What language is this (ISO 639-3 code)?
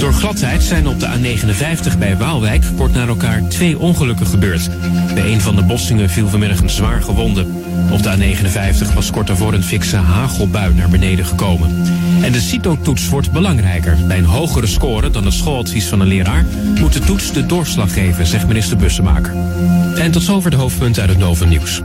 nld